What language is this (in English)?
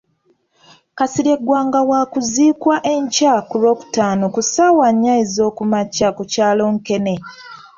Ganda